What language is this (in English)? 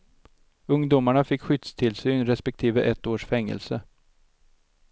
Swedish